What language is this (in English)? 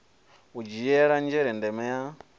Venda